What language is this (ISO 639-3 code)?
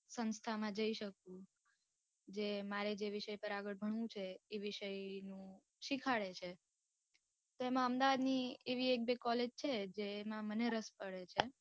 guj